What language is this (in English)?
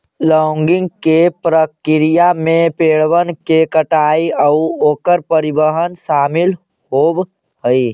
Magahi